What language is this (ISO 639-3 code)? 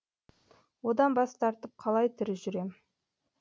kaz